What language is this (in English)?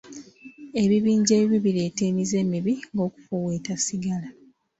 Ganda